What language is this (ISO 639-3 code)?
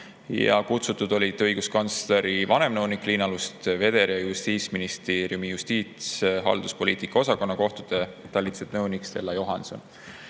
est